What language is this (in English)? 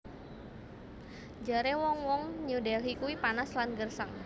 Javanese